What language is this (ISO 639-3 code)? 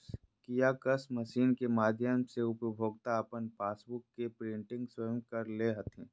mag